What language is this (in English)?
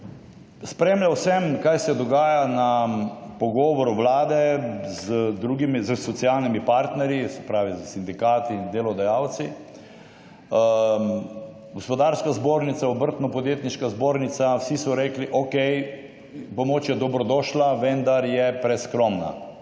Slovenian